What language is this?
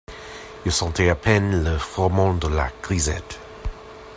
French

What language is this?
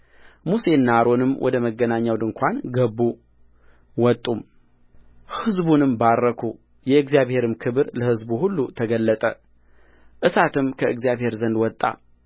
Amharic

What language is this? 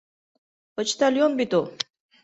Bashkir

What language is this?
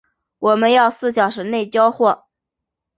Chinese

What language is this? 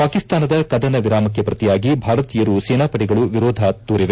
Kannada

